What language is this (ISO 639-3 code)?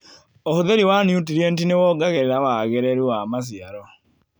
kik